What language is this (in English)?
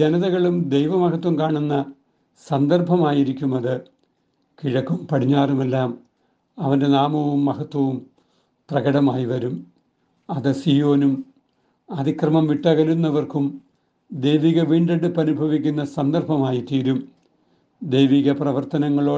Malayalam